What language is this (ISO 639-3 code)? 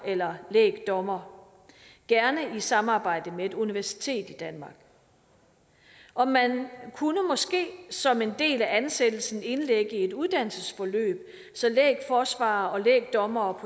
dan